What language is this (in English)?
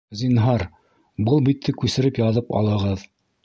Bashkir